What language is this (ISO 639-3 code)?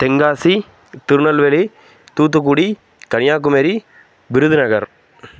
tam